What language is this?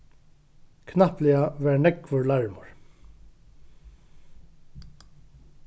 Faroese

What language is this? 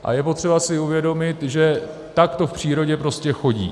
Czech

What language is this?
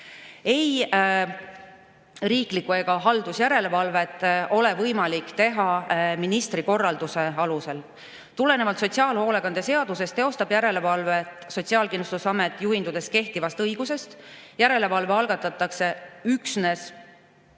Estonian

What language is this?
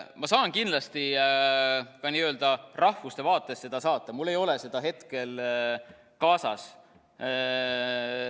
Estonian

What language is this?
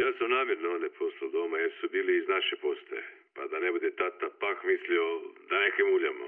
Croatian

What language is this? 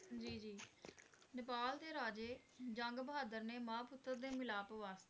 Punjabi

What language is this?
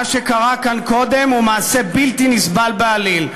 Hebrew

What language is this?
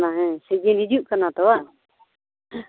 Santali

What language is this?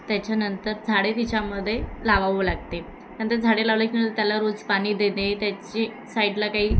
Marathi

